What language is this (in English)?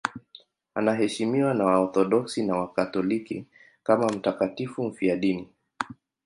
Swahili